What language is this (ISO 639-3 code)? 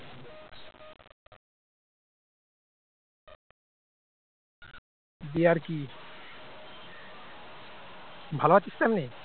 ben